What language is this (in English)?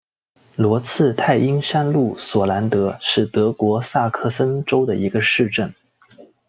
Chinese